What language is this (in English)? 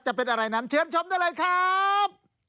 Thai